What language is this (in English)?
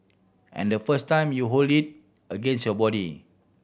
English